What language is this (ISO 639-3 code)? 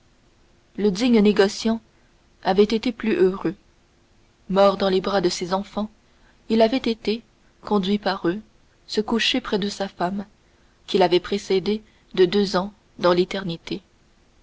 fra